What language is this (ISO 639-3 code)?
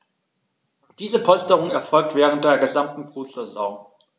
deu